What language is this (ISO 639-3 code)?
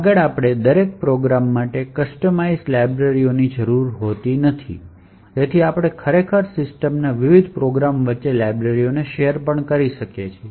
guj